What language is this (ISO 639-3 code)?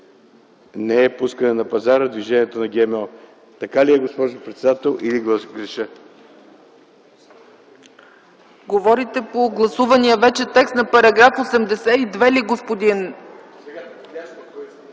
bul